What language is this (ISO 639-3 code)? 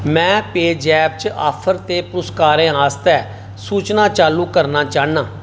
doi